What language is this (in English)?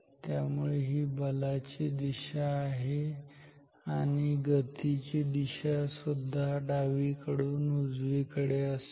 Marathi